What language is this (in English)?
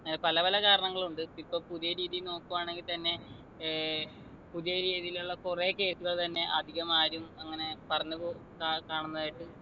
Malayalam